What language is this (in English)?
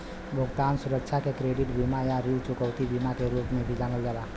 Bhojpuri